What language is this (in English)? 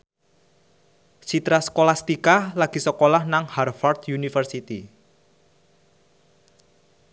Javanese